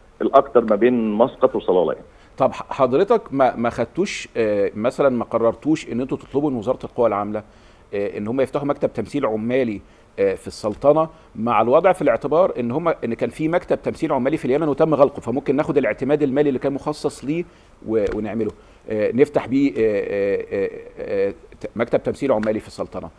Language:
Arabic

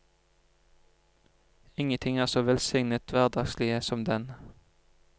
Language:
Norwegian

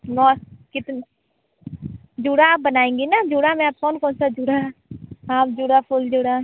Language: Hindi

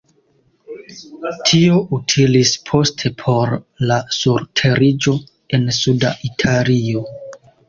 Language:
Esperanto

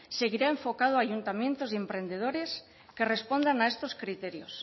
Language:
Spanish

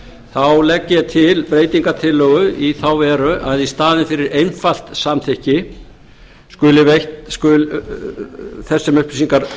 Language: Icelandic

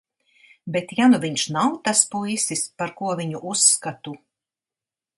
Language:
Latvian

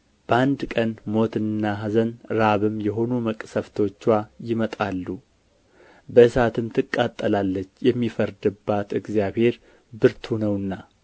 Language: Amharic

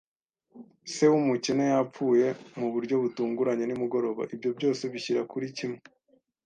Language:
Kinyarwanda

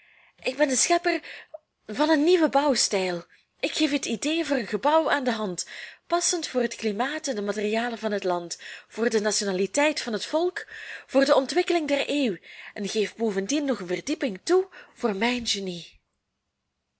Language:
Dutch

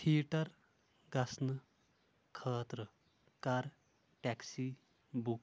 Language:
Kashmiri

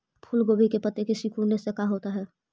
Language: Magahi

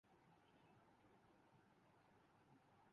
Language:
Urdu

